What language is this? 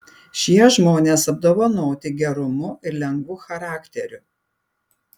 Lithuanian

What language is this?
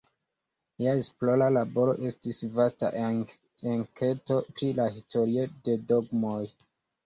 Esperanto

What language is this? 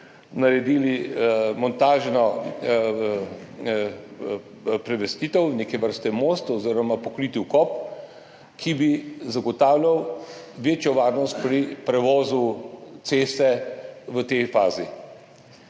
Slovenian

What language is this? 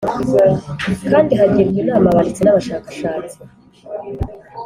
Kinyarwanda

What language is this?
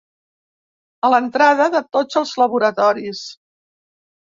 Catalan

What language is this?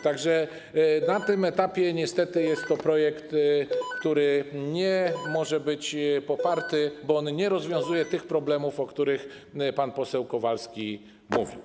Polish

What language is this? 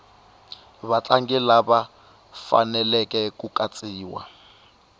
Tsonga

